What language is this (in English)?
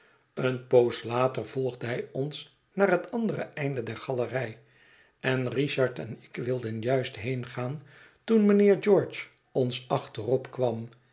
Dutch